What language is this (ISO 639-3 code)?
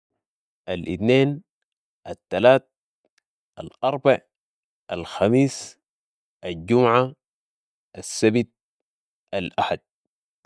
apd